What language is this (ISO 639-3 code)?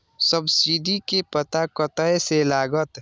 mai